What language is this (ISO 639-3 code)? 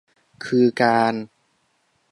tha